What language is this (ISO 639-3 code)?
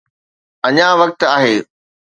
snd